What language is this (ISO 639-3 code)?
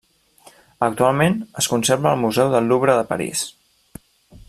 cat